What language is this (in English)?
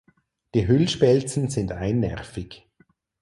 German